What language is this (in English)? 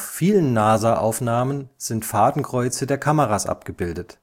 German